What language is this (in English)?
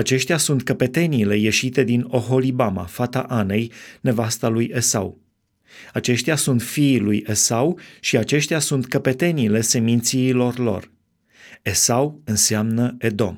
Romanian